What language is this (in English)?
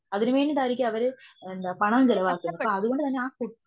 Malayalam